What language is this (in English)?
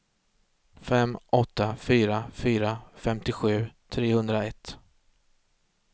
Swedish